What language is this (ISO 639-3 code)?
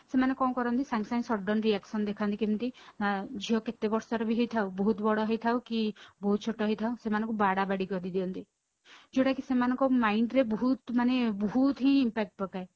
ori